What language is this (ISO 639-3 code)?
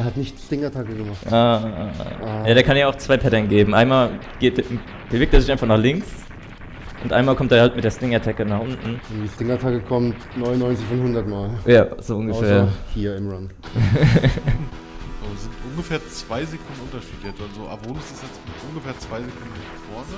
deu